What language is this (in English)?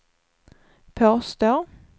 Swedish